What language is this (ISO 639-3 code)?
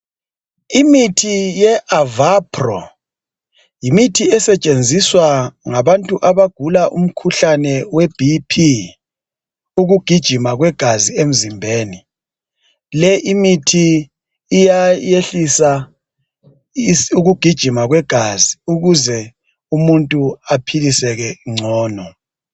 nde